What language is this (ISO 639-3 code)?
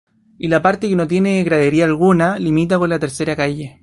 spa